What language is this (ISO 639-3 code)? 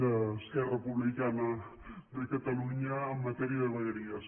cat